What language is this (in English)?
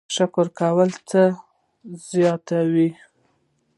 Pashto